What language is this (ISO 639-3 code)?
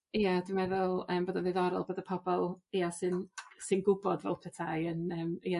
cym